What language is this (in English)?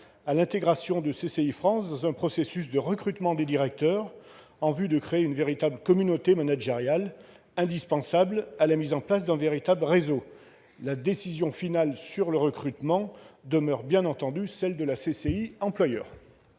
French